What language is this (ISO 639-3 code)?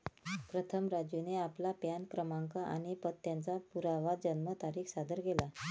mar